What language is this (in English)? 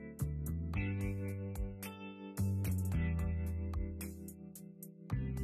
Japanese